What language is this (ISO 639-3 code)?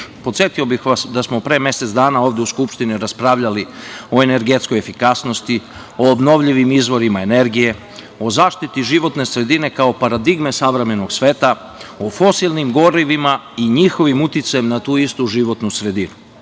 srp